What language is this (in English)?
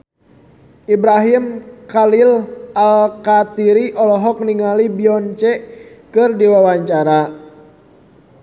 Sundanese